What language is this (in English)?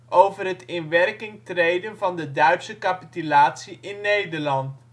Dutch